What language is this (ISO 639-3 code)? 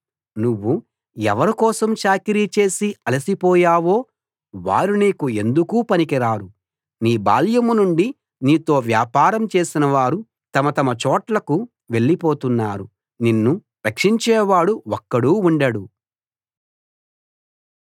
tel